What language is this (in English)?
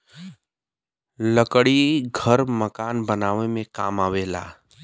Bhojpuri